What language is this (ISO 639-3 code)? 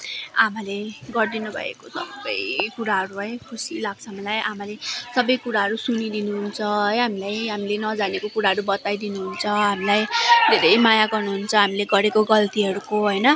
nep